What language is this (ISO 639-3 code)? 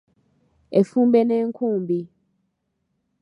lug